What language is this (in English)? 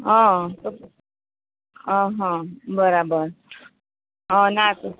Gujarati